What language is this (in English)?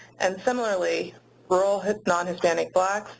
English